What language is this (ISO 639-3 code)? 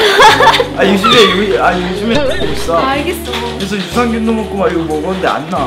kor